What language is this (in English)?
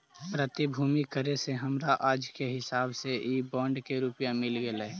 Magahi